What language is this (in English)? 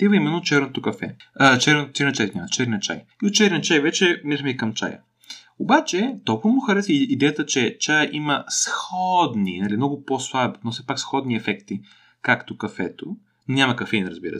Bulgarian